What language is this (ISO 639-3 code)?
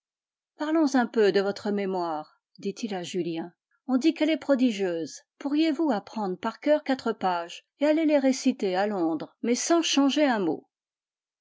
fra